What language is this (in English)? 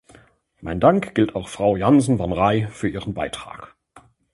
German